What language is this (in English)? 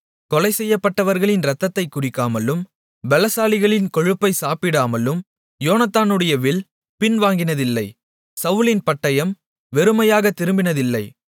Tamil